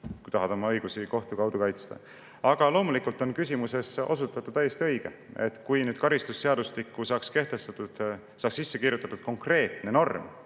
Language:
Estonian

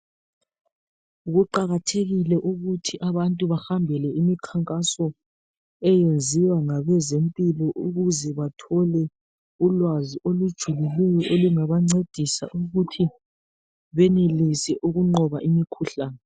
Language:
North Ndebele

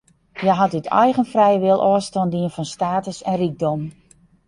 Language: Western Frisian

